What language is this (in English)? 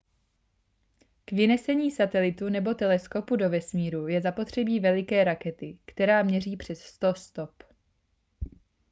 Czech